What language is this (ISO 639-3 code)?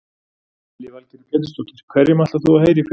isl